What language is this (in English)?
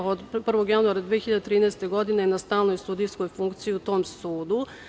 Serbian